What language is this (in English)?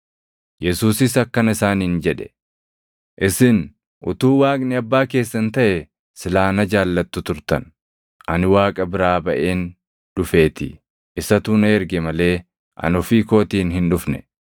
Oromo